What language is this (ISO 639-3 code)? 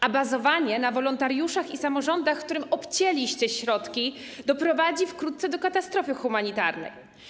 pol